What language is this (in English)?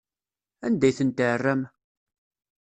Kabyle